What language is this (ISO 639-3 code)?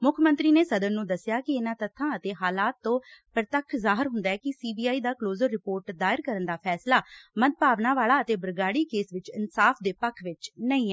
pan